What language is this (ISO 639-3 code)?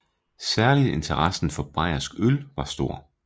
dan